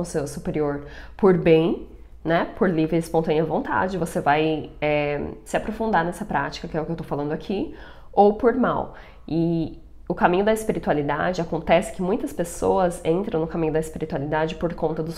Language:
Portuguese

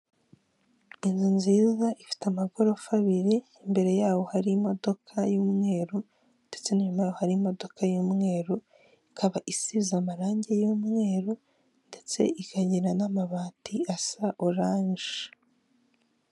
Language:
Kinyarwanda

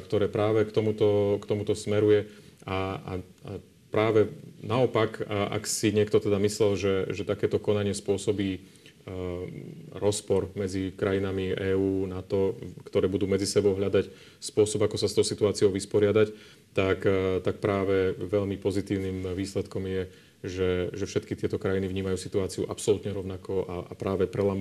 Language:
Slovak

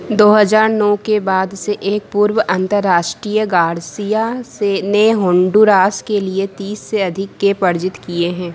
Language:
Hindi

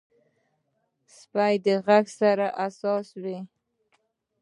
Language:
Pashto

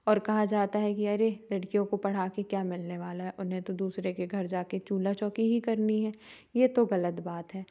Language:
Hindi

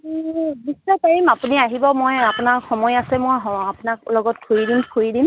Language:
Assamese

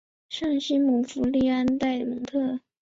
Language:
Chinese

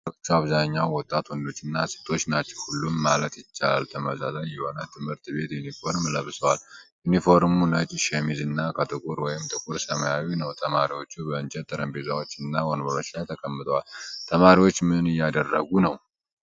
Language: Amharic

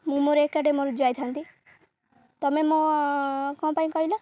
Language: Odia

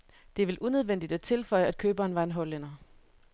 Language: Danish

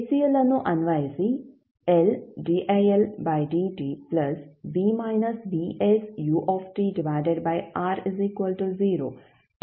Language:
Kannada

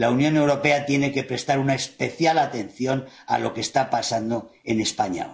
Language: Spanish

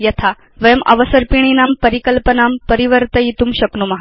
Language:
Sanskrit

